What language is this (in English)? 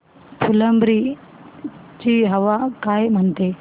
Marathi